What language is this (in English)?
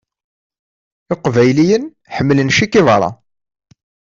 Kabyle